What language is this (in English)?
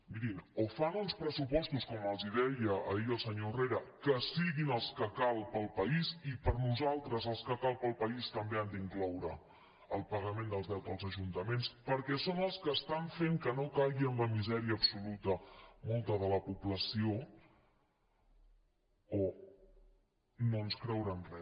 Catalan